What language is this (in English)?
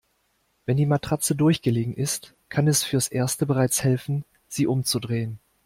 German